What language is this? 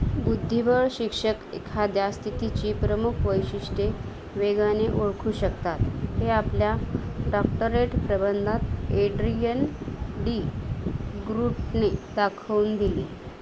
Marathi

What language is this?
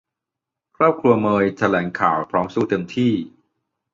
Thai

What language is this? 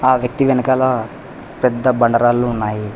Telugu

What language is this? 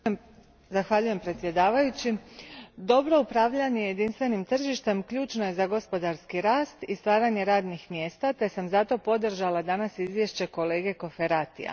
Croatian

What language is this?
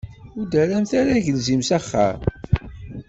Kabyle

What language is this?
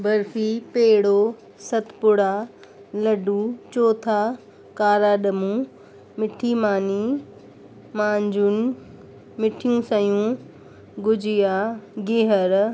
Sindhi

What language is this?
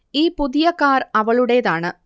Malayalam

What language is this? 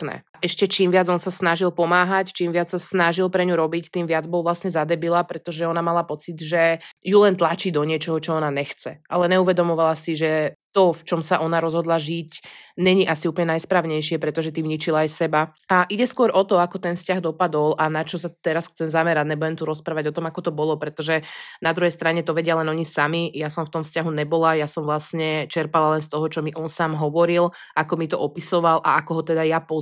Slovak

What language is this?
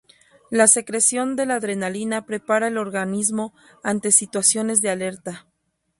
Spanish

